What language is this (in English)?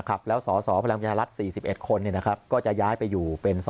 Thai